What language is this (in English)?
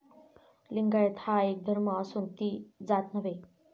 Marathi